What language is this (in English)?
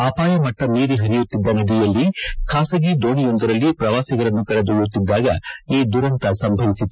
Kannada